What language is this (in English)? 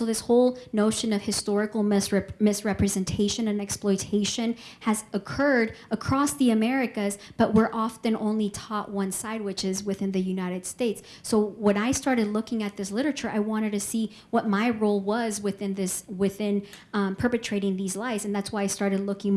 English